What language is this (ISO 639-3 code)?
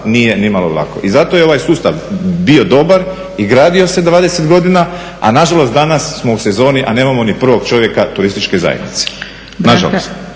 hrv